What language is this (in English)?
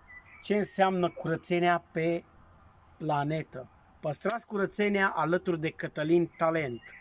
Romanian